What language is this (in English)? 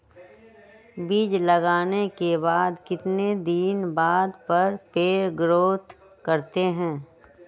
Magahi